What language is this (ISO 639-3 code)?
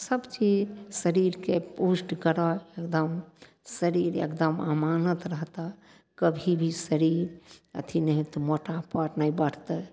mai